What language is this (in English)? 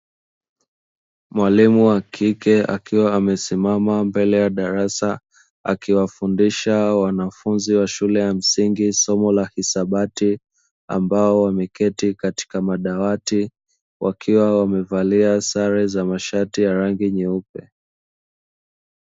Swahili